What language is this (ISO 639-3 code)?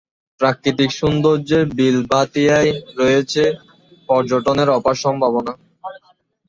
ben